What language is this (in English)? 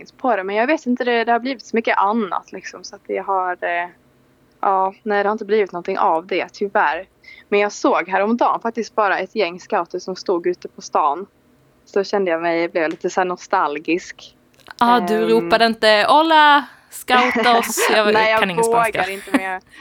Swedish